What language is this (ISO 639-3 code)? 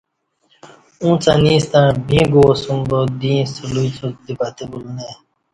bsh